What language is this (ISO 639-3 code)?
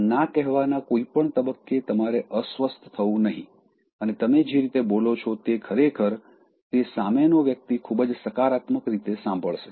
guj